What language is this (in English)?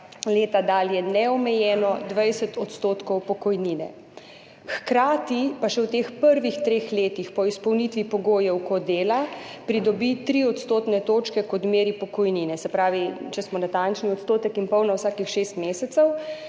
Slovenian